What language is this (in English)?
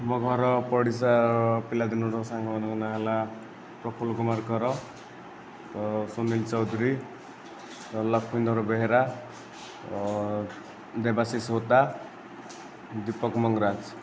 Odia